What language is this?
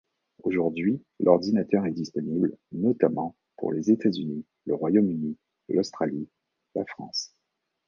French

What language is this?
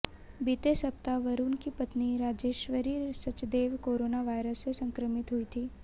Hindi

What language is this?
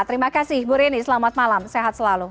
Indonesian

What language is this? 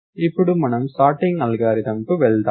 Telugu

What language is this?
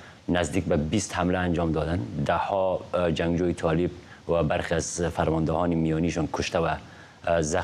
Persian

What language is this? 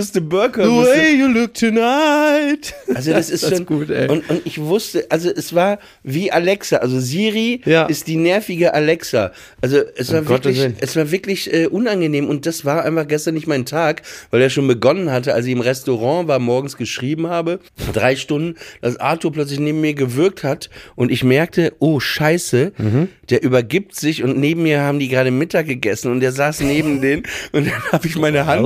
German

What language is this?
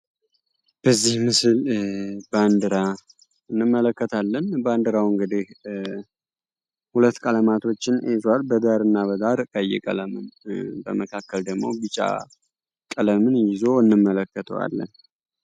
Amharic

